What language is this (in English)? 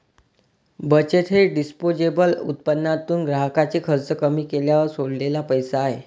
Marathi